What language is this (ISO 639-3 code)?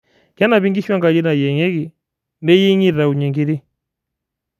mas